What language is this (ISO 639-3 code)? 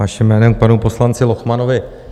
ces